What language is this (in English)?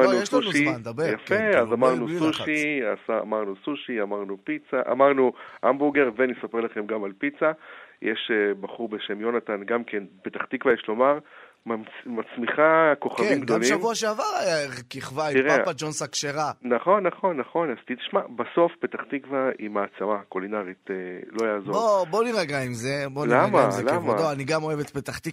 Hebrew